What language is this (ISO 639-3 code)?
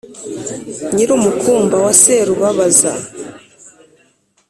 kin